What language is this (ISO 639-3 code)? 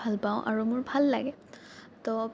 asm